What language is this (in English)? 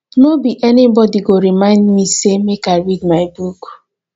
Nigerian Pidgin